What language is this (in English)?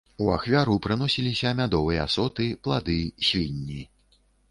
Belarusian